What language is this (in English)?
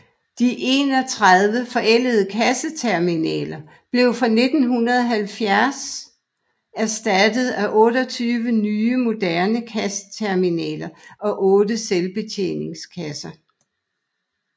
Danish